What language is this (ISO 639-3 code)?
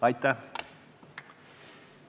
est